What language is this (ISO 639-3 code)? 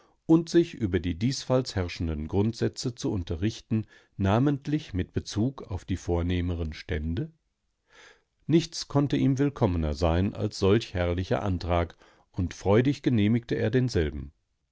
deu